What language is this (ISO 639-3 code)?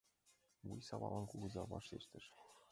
chm